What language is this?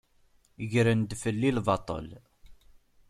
Kabyle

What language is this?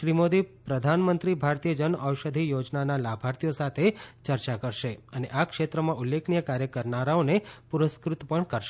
Gujarati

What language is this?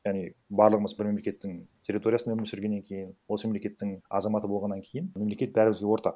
Kazakh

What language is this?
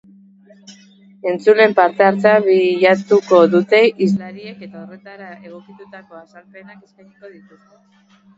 Basque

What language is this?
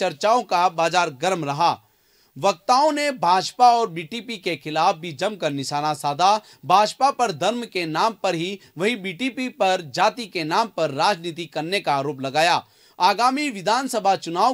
Hindi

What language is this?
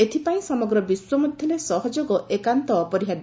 Odia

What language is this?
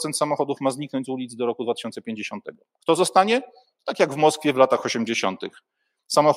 Polish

